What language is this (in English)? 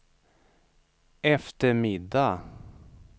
Swedish